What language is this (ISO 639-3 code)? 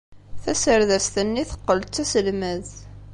kab